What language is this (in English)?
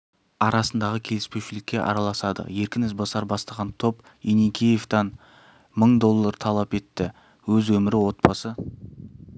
Kazakh